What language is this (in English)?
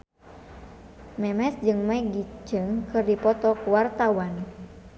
Sundanese